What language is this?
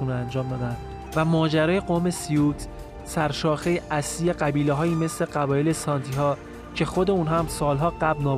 Persian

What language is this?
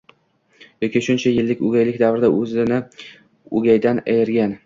Uzbek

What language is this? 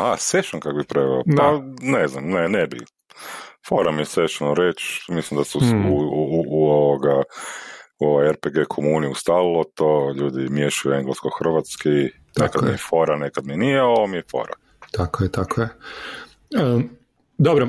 Croatian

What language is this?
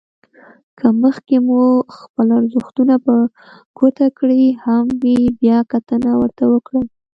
Pashto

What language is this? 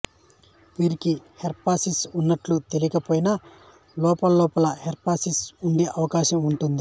Telugu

